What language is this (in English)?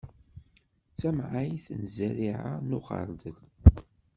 Kabyle